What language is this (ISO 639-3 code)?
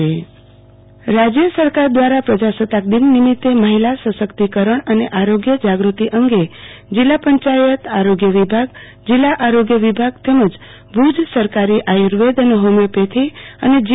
guj